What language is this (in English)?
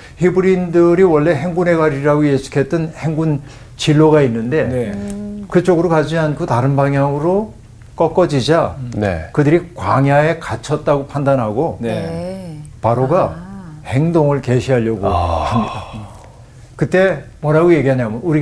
Korean